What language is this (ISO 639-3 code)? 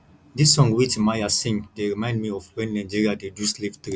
pcm